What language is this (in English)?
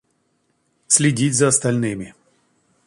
Russian